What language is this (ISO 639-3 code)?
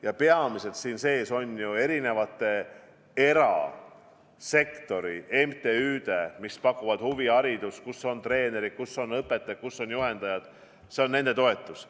est